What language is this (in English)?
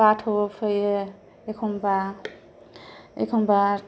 Bodo